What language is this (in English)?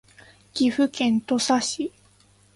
Japanese